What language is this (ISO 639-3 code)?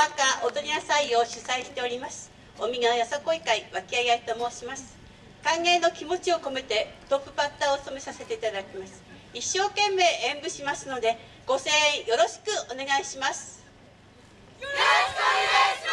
jpn